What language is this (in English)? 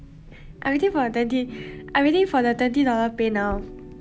English